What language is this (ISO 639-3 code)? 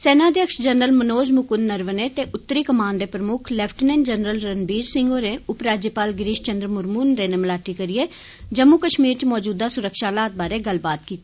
doi